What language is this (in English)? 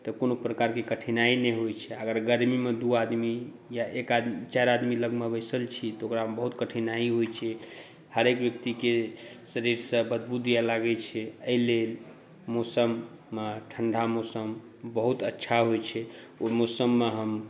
Maithili